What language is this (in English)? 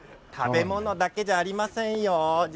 Japanese